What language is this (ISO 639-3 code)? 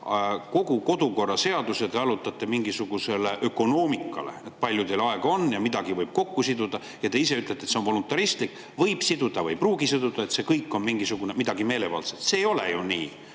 est